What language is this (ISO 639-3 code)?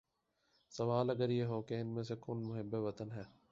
urd